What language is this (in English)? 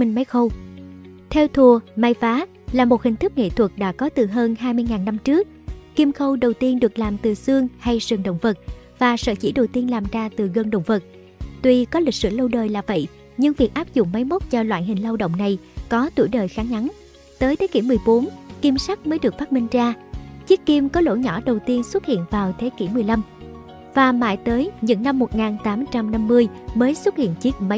Vietnamese